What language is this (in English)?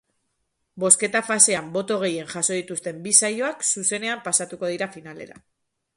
Basque